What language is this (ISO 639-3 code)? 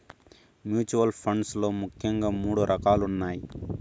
tel